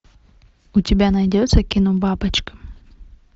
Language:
Russian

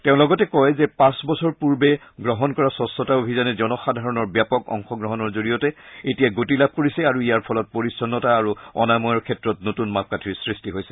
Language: Assamese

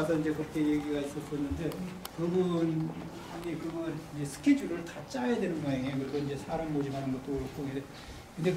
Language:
Korean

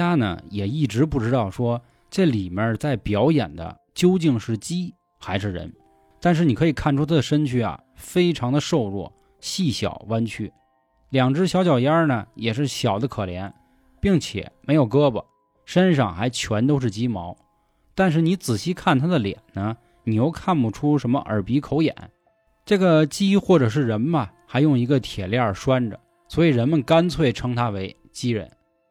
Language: Chinese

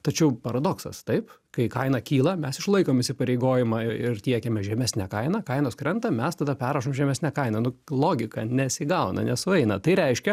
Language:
Lithuanian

